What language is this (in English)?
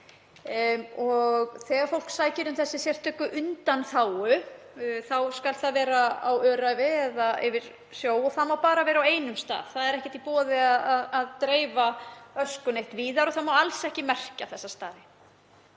Icelandic